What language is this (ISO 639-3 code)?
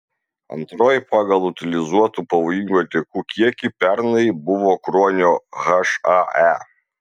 lit